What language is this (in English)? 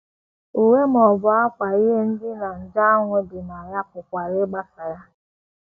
Igbo